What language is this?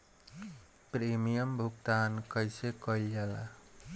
Bhojpuri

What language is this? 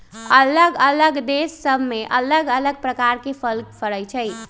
Magahi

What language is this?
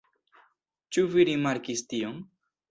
Esperanto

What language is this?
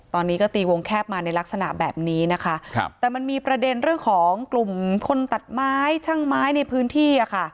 Thai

